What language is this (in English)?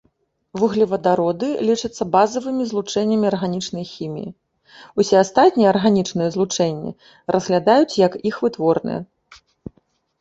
Belarusian